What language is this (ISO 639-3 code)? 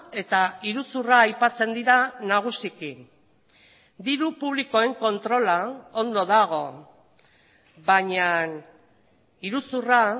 eus